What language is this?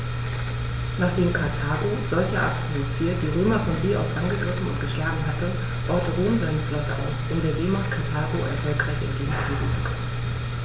German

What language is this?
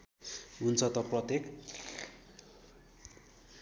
Nepali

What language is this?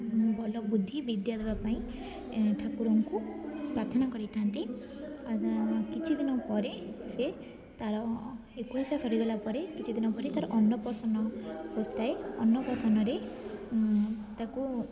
Odia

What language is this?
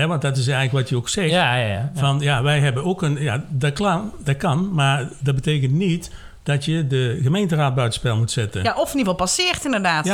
Dutch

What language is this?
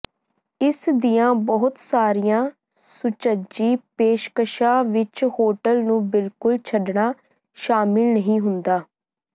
Punjabi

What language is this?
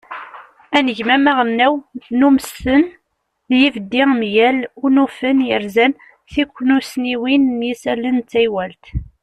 Kabyle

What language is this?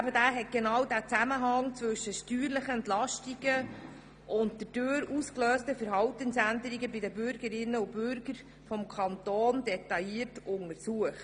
Swiss German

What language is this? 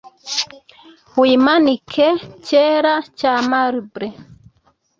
Kinyarwanda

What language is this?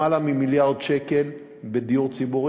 Hebrew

